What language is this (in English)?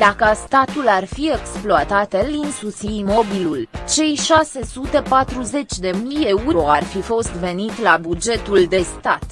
Romanian